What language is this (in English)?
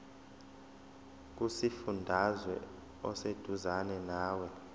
Zulu